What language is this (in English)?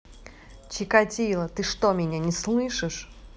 Russian